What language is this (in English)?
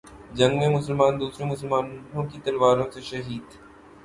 Urdu